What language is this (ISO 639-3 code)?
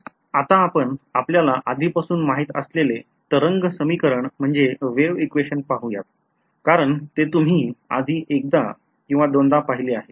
mar